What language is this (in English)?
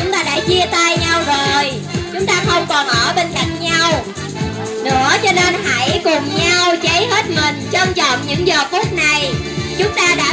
Vietnamese